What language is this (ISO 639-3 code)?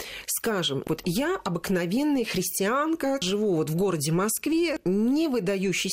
rus